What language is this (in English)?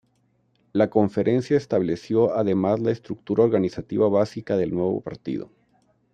Spanish